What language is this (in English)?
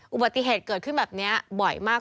Thai